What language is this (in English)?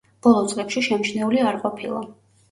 Georgian